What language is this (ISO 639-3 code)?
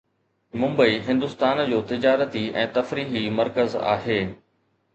snd